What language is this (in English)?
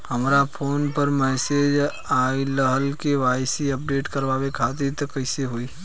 Bhojpuri